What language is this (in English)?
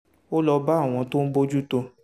Yoruba